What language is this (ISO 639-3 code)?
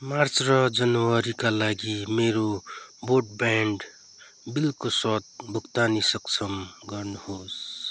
nep